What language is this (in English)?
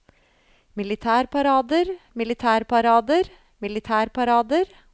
Norwegian